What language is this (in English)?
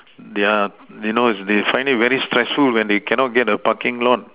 English